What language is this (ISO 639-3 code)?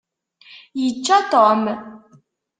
kab